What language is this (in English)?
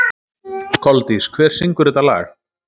Icelandic